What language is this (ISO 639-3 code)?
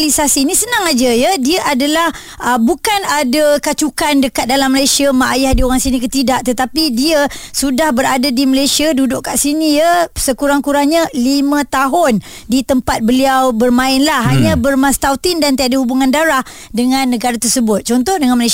msa